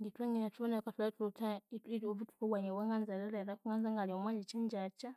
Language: Konzo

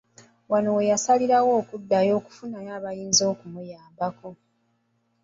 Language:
Ganda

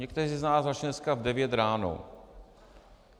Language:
Czech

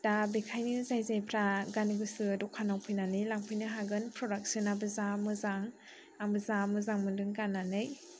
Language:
Bodo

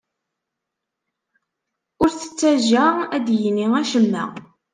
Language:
Kabyle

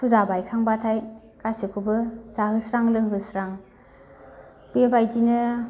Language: Bodo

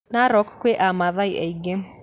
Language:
Kikuyu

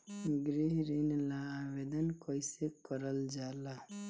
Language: Bhojpuri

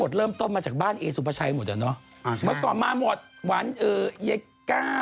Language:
Thai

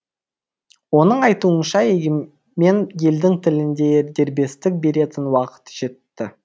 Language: Kazakh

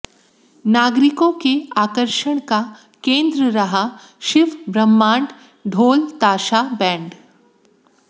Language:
Hindi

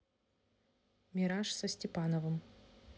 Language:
Russian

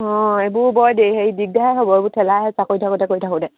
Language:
Assamese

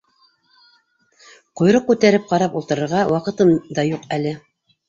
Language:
Bashkir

